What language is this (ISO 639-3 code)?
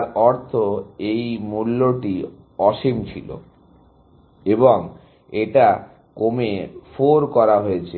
ben